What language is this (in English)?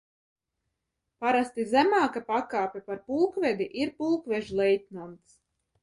Latvian